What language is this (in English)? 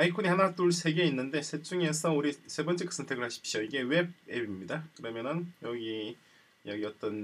Korean